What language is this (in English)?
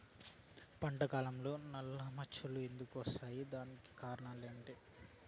Telugu